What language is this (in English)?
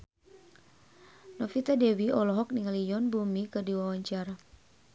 Sundanese